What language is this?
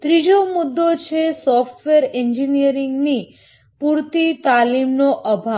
Gujarati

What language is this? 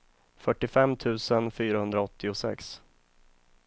Swedish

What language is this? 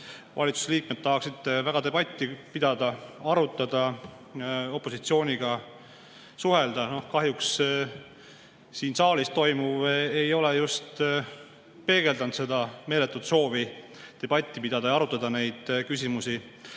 Estonian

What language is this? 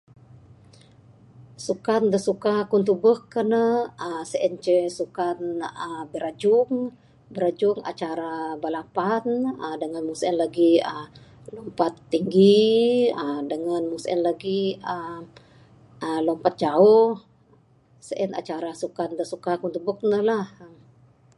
Bukar-Sadung Bidayuh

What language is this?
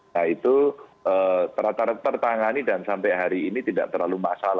Indonesian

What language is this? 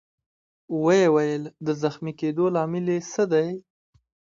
Pashto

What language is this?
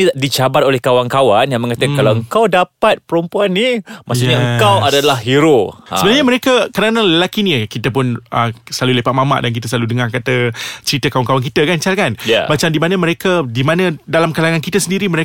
Malay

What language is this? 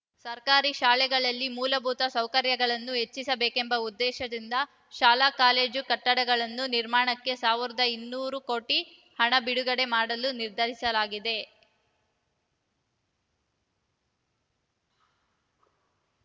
Kannada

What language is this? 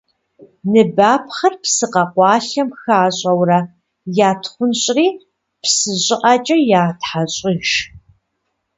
Kabardian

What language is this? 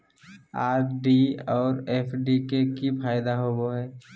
Magahi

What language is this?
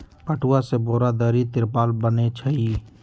Magahi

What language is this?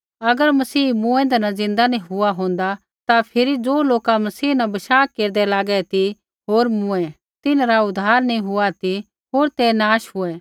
Kullu Pahari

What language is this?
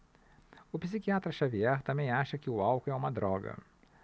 Portuguese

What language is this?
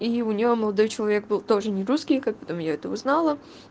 Russian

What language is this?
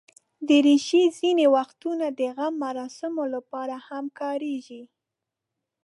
Pashto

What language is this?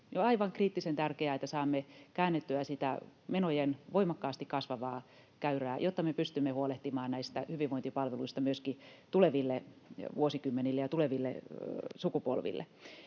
Finnish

